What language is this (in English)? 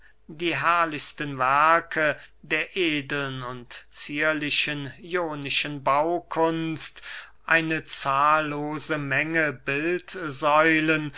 German